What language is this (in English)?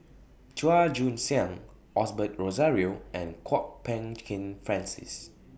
English